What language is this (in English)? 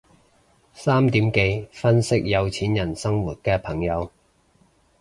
Cantonese